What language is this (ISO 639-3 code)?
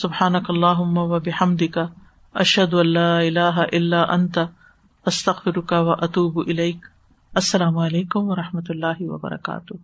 urd